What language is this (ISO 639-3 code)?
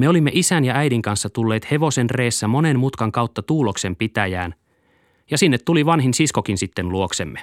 fin